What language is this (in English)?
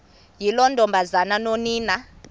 Xhosa